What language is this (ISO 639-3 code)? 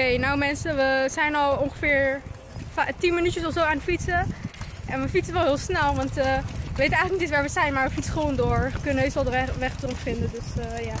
nld